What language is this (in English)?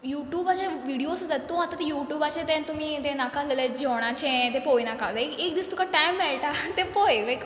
Konkani